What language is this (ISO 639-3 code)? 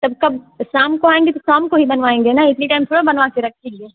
hin